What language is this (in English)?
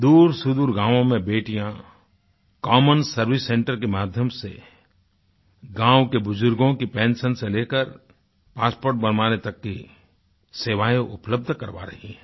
Hindi